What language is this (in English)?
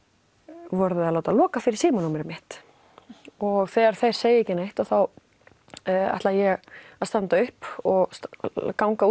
Icelandic